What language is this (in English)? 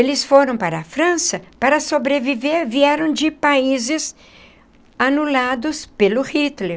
Portuguese